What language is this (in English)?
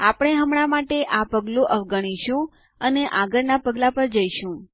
Gujarati